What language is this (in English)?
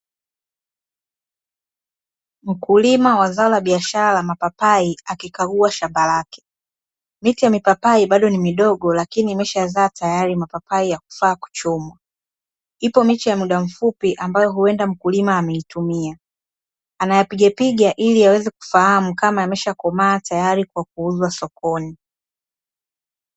Swahili